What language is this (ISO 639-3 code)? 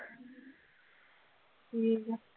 pan